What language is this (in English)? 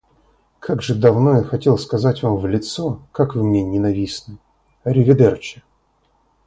Russian